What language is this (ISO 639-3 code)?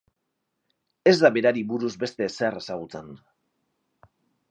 eus